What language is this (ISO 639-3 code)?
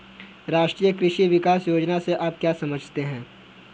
hin